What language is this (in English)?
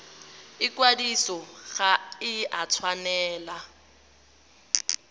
Tswana